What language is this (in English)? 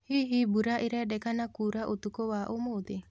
Kikuyu